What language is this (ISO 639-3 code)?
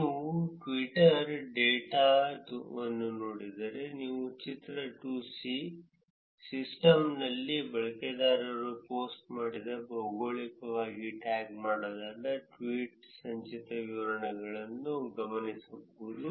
kan